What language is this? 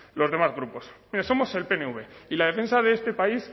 Spanish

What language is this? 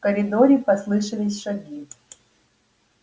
Russian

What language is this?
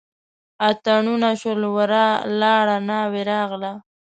Pashto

